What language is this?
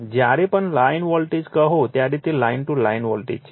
Gujarati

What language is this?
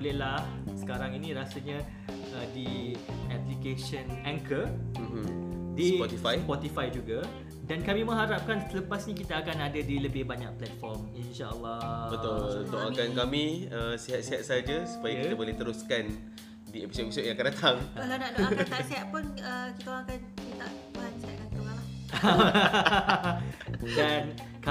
Malay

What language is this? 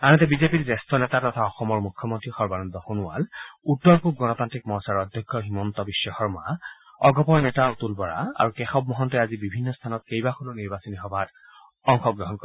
Assamese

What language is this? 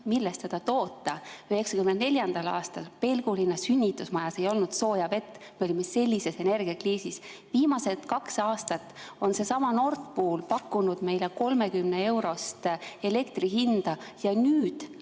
Estonian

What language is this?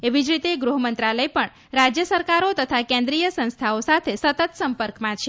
Gujarati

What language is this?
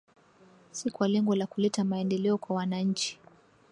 Swahili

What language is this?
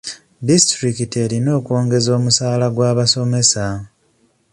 Ganda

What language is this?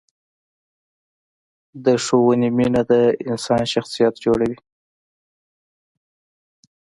Pashto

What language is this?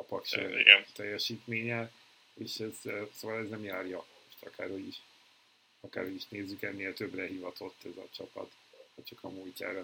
Hungarian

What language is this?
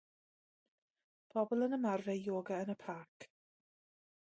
Welsh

